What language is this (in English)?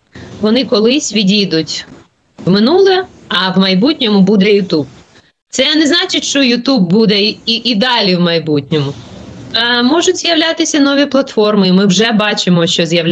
Ukrainian